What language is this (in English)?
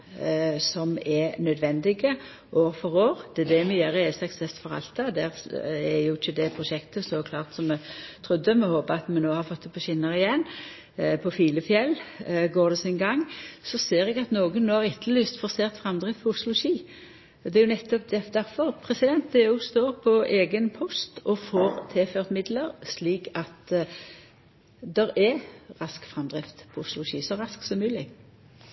Norwegian Nynorsk